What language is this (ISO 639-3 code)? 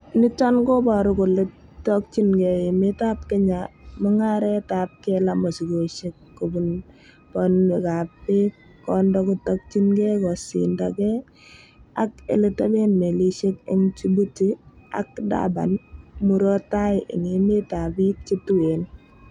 kln